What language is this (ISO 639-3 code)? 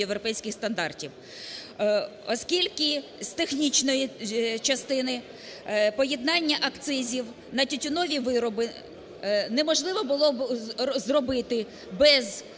ukr